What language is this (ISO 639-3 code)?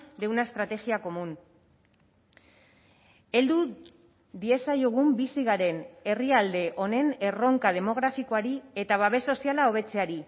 eus